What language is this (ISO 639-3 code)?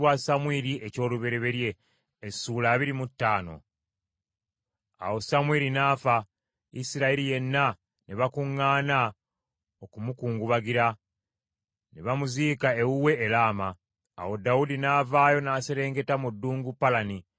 lug